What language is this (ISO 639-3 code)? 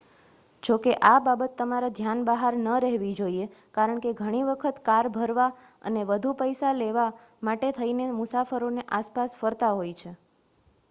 guj